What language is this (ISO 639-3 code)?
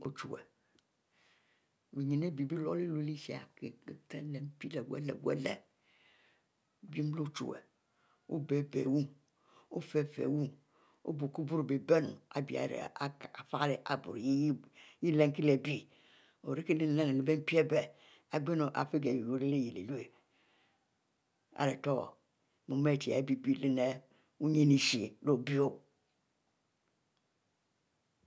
mfo